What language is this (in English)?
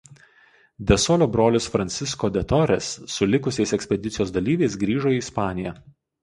Lithuanian